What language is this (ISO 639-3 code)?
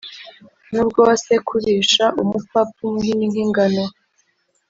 kin